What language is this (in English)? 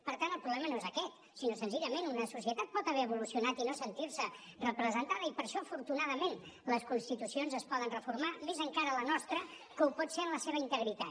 Catalan